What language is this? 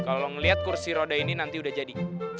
Indonesian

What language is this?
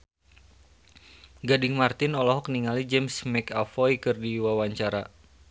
Sundanese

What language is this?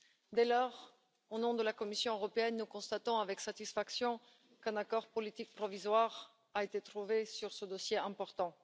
French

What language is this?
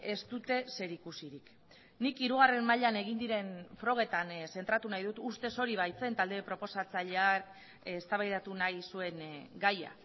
Basque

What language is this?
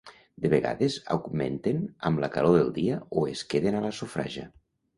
Catalan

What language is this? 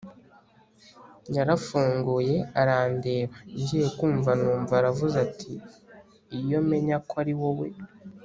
Kinyarwanda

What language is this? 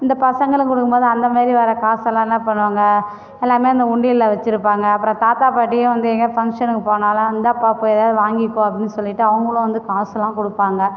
Tamil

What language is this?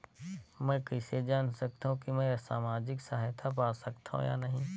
Chhattisgarhi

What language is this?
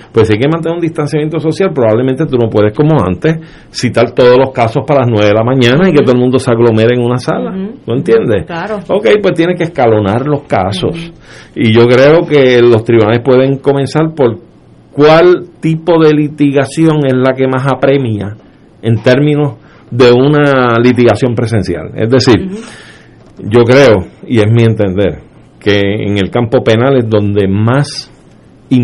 Spanish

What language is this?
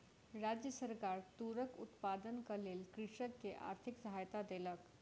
Maithili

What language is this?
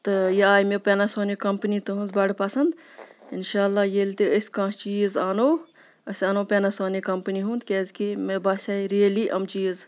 Kashmiri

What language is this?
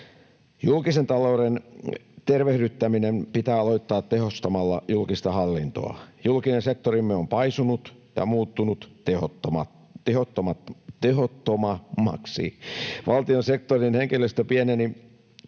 Finnish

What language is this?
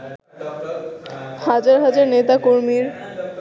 Bangla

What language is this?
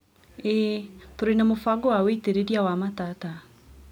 Kikuyu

